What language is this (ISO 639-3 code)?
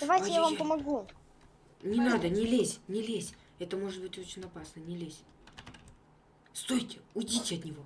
rus